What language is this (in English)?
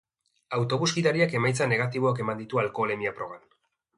Basque